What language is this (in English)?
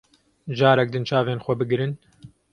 Kurdish